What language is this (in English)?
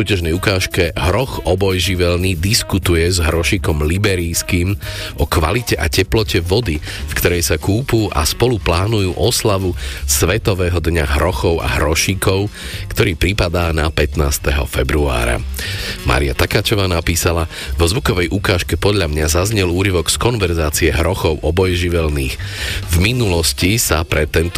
Slovak